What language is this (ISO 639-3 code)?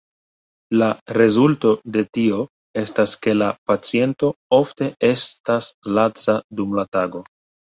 epo